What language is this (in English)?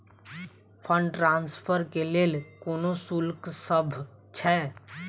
Maithili